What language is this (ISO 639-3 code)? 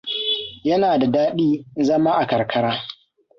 hau